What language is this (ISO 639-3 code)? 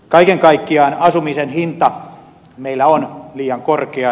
fin